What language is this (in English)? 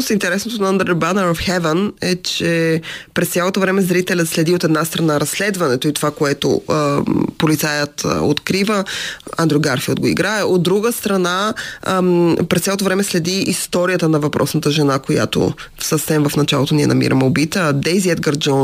Bulgarian